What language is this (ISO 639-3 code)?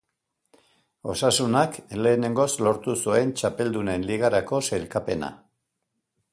eus